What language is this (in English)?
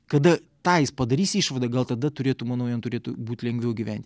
Lithuanian